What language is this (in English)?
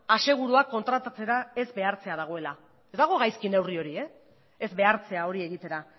Basque